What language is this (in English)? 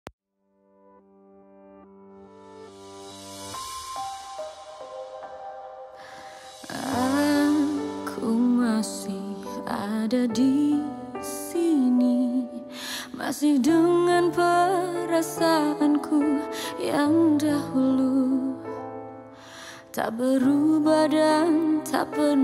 Indonesian